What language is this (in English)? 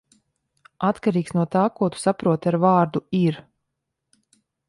Latvian